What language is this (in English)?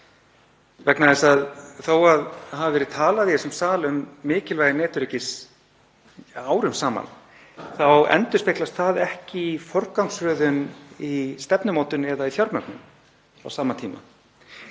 Icelandic